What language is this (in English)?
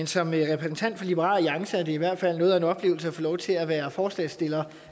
Danish